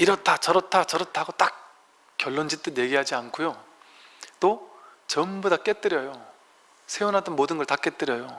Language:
Korean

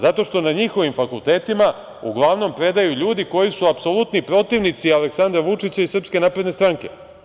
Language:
Serbian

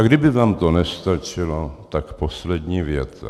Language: Czech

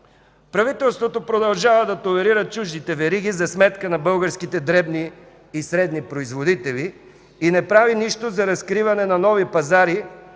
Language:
Bulgarian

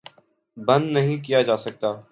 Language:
Urdu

